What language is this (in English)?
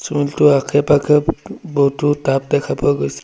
Assamese